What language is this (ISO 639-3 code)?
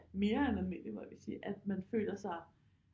dan